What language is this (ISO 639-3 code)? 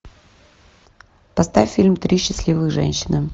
rus